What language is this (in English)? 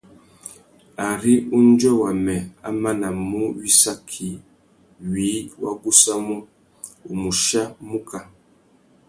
Tuki